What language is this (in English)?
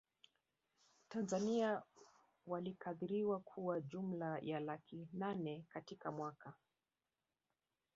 Swahili